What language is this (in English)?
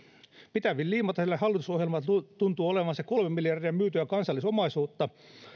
Finnish